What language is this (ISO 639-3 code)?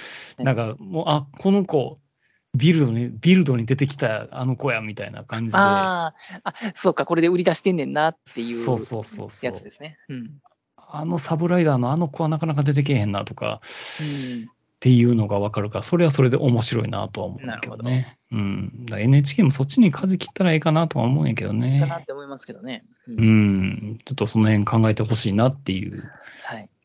jpn